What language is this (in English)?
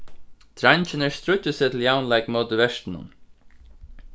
Faroese